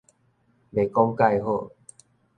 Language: Min Nan Chinese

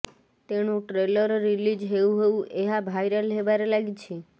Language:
Odia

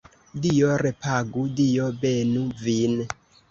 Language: Esperanto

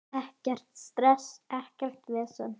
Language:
Icelandic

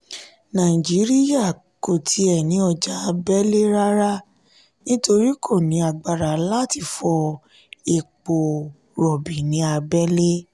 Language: Yoruba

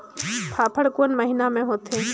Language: Chhattisgarhi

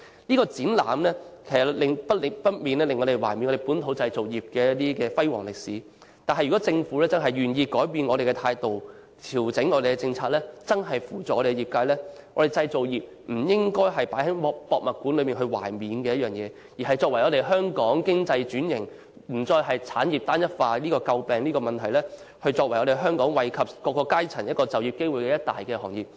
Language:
Cantonese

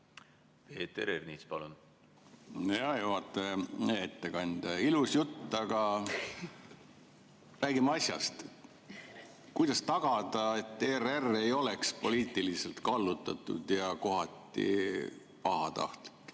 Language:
Estonian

